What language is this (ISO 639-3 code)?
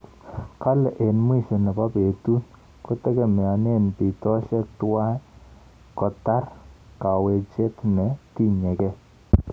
kln